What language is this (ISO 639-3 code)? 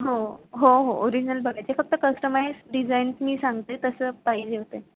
mar